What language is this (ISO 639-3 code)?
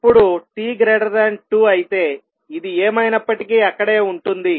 tel